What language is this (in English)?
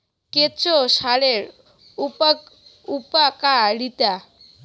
Bangla